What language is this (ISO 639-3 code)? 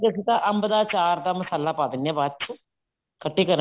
pan